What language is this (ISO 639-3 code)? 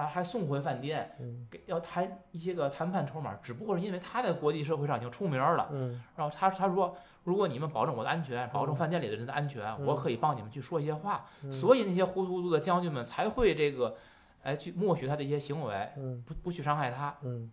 zho